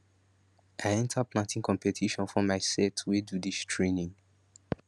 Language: Nigerian Pidgin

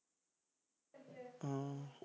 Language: Punjabi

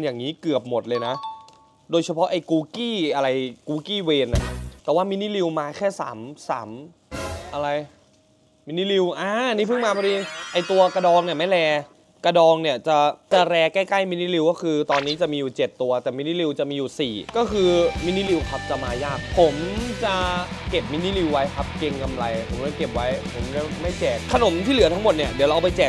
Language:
Thai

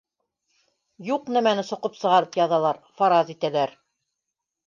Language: Bashkir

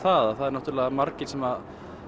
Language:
Icelandic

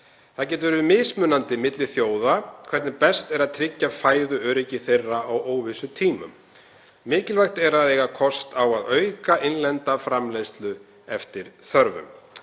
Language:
Icelandic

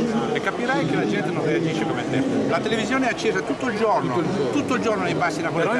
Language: Italian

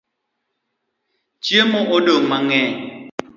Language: Luo (Kenya and Tanzania)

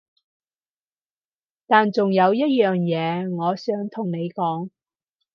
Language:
Cantonese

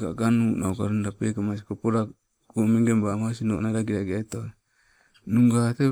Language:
Sibe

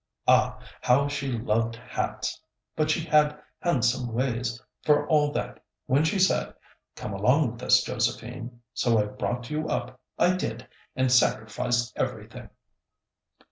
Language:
English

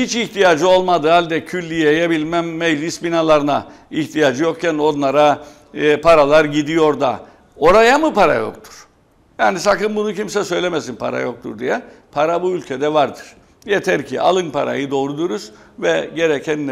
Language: Turkish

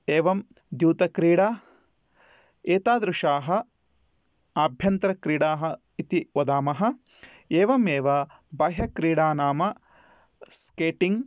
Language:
Sanskrit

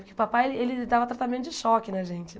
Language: Portuguese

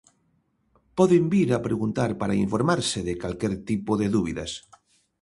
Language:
Galician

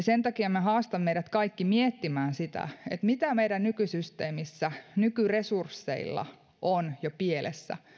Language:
Finnish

